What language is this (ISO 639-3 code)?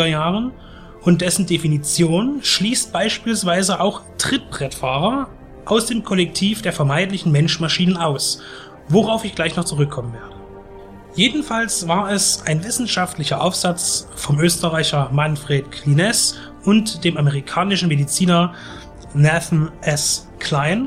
deu